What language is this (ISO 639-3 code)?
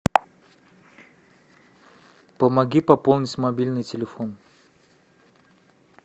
rus